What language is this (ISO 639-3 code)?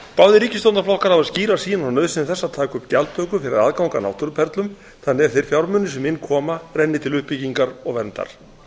isl